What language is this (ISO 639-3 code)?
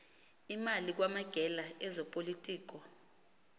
xho